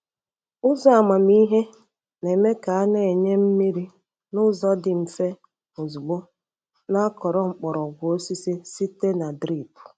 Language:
Igbo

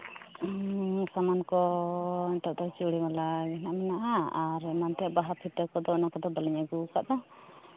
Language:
Santali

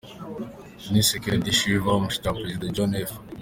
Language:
Kinyarwanda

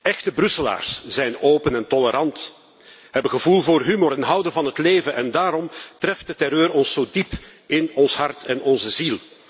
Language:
Dutch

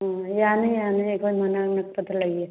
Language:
Manipuri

